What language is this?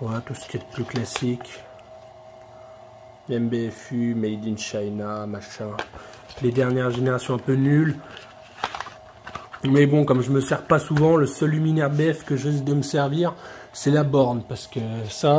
French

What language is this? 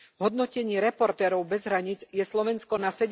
Slovak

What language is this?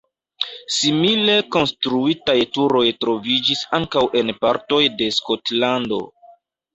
Esperanto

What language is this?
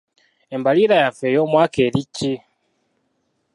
Ganda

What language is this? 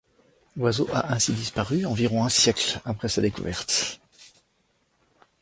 French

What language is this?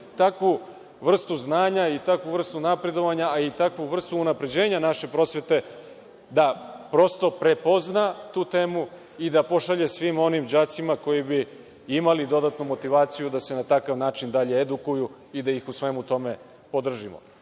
Serbian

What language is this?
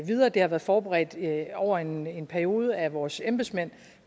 Danish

